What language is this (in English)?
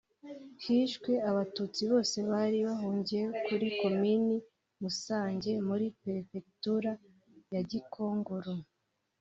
Kinyarwanda